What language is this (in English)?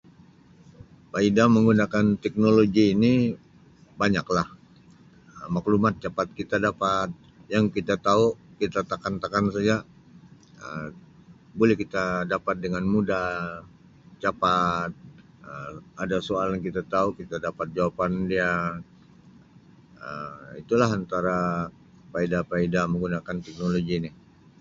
Sabah Malay